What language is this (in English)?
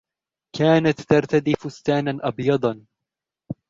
Arabic